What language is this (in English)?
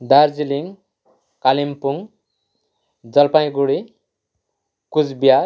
Nepali